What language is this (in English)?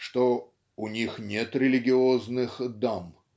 Russian